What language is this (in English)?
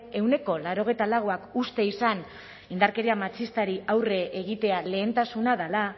Basque